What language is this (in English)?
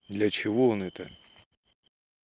Russian